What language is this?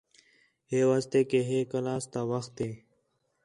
Khetrani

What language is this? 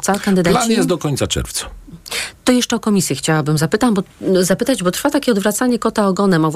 Polish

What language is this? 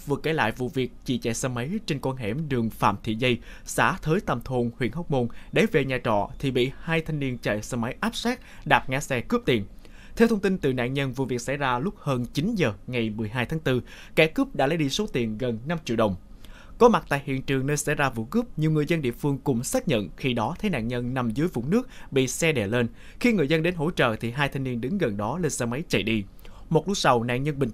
Vietnamese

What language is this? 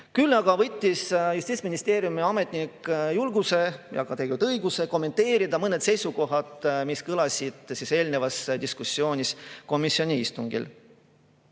Estonian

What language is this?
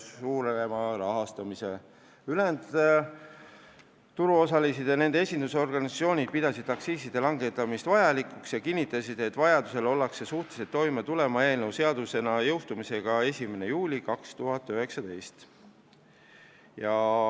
Estonian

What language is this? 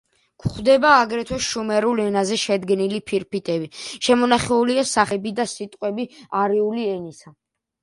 Georgian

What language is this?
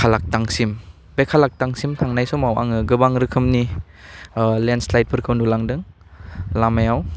Bodo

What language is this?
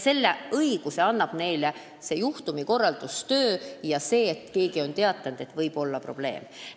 Estonian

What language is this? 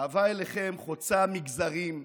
Hebrew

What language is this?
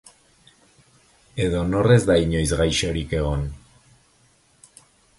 Basque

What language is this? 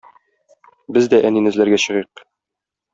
Tatar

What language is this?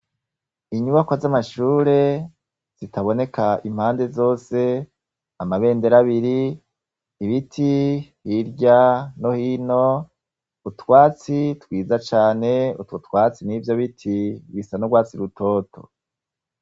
Rundi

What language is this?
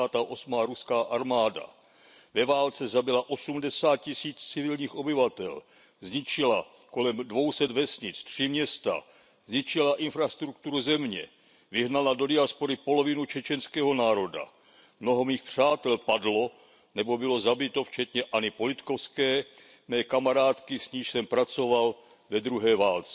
Czech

